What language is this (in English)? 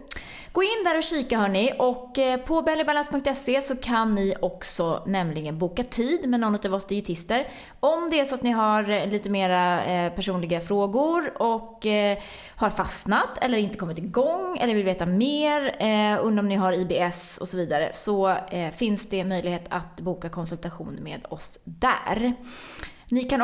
Swedish